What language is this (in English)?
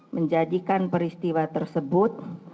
Indonesian